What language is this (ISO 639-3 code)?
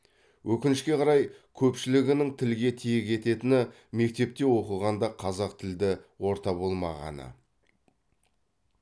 kaz